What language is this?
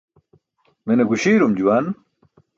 Burushaski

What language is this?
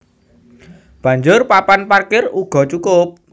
Javanese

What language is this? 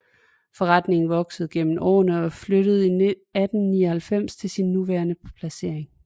Danish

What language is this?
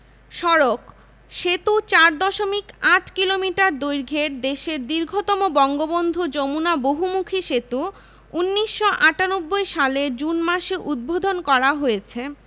Bangla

